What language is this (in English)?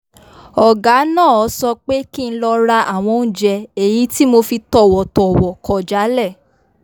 Yoruba